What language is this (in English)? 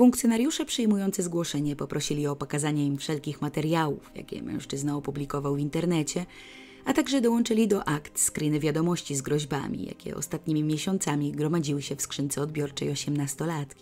Polish